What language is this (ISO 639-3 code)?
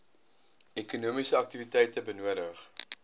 afr